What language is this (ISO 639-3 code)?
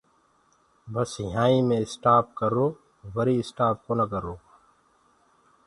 ggg